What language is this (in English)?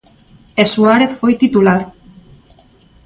Galician